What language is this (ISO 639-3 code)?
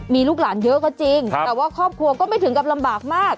tha